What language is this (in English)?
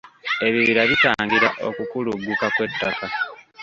Ganda